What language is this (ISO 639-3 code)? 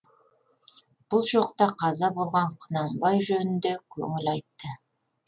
kaz